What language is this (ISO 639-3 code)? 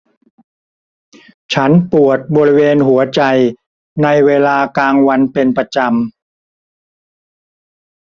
tha